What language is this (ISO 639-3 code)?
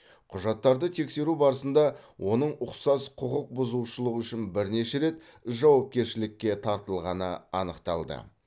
kaz